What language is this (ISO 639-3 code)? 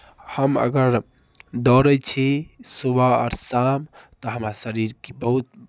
mai